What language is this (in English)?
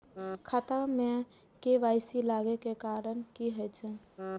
Maithili